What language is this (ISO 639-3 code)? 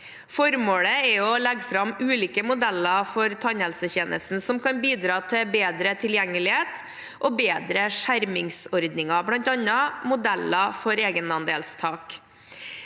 nor